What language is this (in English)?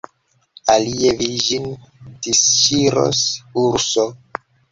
Esperanto